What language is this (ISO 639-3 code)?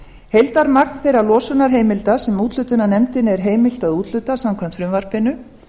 isl